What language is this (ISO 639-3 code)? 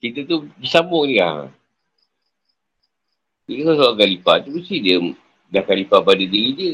msa